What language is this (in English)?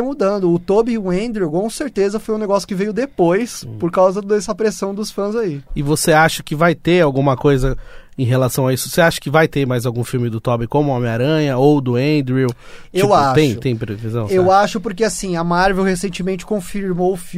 Portuguese